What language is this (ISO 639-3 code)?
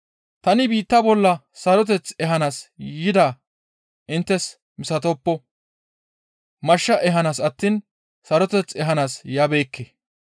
gmv